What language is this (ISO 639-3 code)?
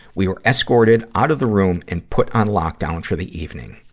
eng